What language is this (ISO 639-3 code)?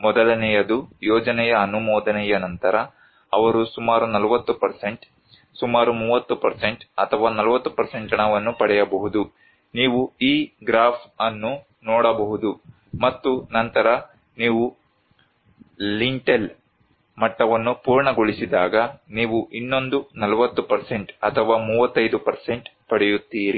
kan